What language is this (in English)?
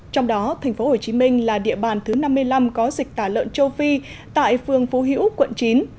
Vietnamese